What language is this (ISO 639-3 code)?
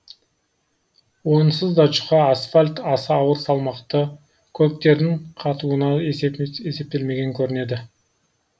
kaz